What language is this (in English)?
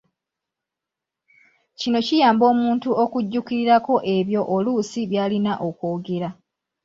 Ganda